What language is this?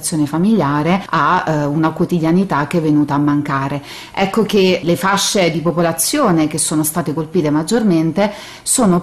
Italian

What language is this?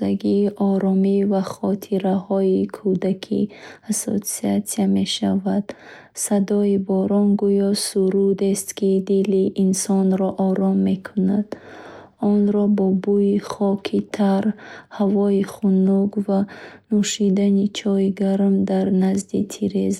Bukharic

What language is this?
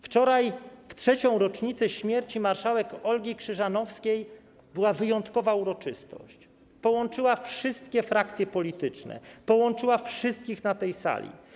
Polish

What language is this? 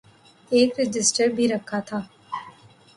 Urdu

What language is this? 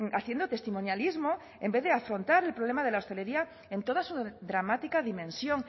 Spanish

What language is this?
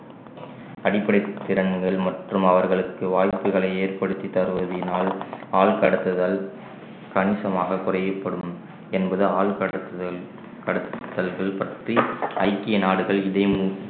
Tamil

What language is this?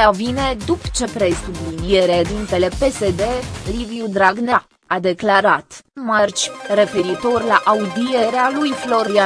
Romanian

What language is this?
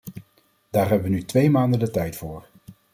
Dutch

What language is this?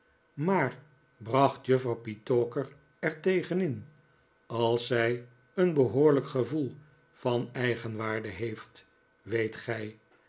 Dutch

